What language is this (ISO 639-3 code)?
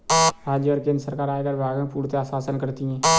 hin